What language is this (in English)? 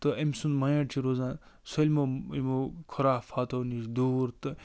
Kashmiri